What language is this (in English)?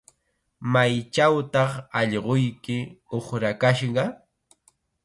Chiquián Ancash Quechua